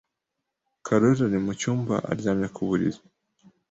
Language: Kinyarwanda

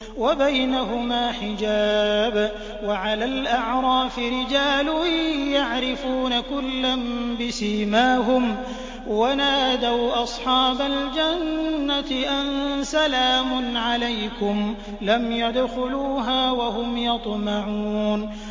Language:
Arabic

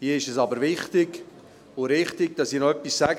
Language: Swiss German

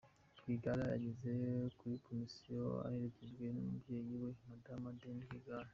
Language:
Kinyarwanda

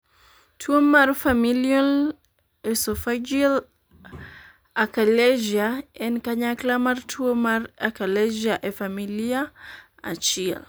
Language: Luo (Kenya and Tanzania)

